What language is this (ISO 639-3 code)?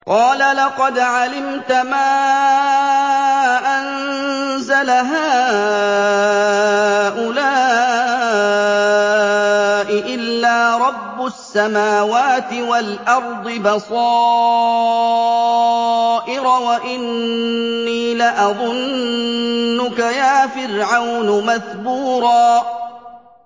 ara